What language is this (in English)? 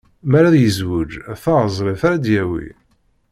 Kabyle